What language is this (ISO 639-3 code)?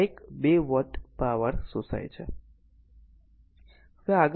guj